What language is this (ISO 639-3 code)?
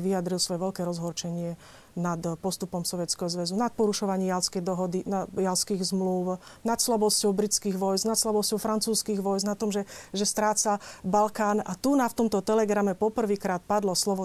slk